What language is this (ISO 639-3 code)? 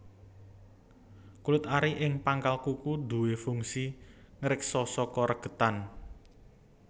jav